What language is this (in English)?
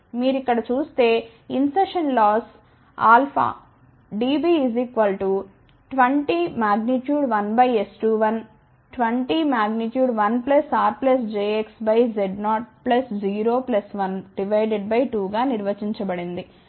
Telugu